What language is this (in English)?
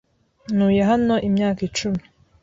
Kinyarwanda